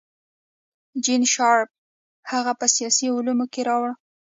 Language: Pashto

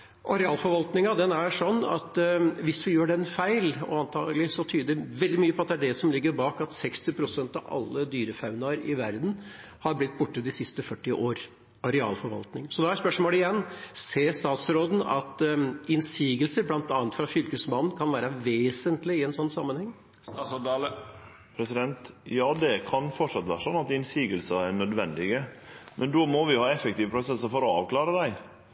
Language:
Norwegian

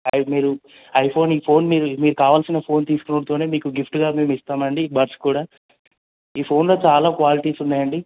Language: Telugu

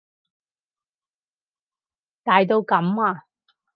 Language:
Cantonese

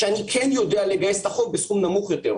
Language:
Hebrew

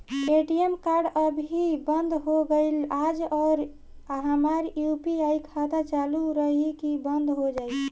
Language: Bhojpuri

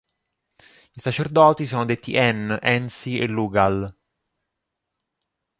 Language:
Italian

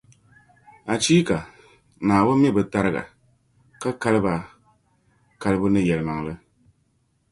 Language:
Dagbani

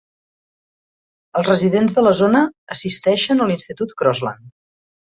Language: Catalan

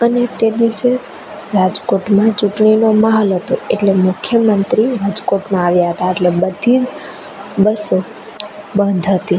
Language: Gujarati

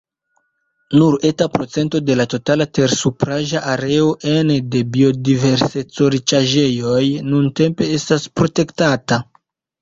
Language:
Esperanto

